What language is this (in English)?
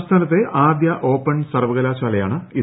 Malayalam